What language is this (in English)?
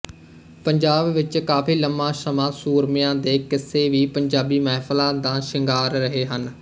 Punjabi